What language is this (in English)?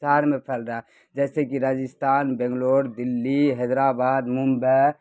Urdu